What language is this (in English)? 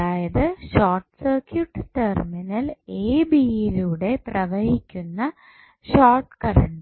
Malayalam